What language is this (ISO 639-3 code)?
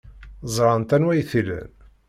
kab